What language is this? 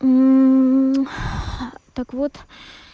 Russian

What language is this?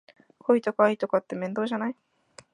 Japanese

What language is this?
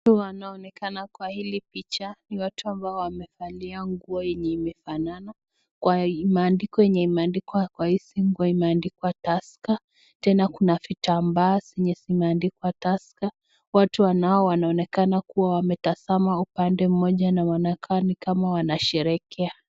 Swahili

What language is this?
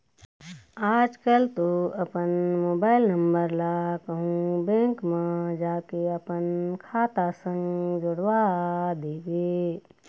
Chhattisgarhi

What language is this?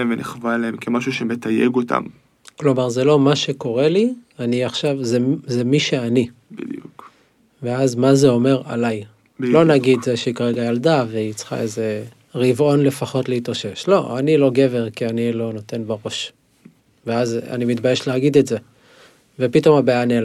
Hebrew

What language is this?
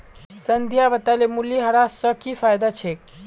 Magahi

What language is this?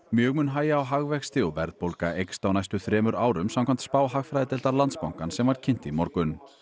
Icelandic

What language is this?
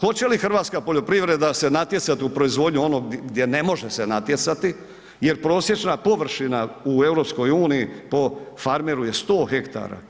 Croatian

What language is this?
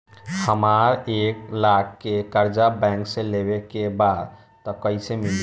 Bhojpuri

